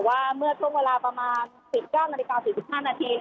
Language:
Thai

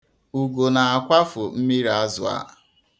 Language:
Igbo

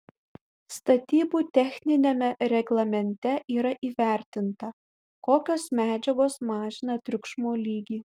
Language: Lithuanian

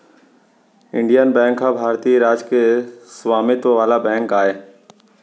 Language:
Chhattisgarhi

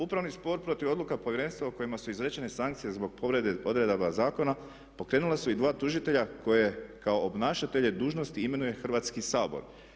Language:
Croatian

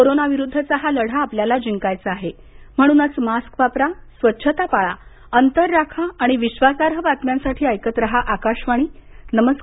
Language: Marathi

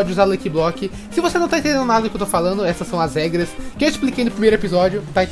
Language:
Portuguese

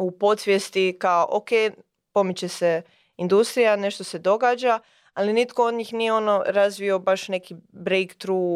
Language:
Croatian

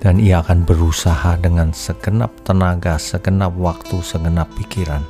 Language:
Indonesian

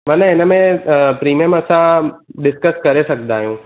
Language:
Sindhi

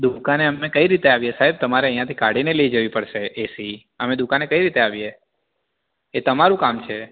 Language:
Gujarati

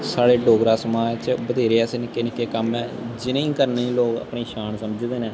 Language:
Dogri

